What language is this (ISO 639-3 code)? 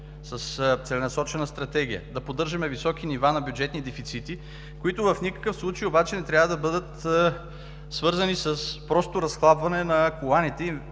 bul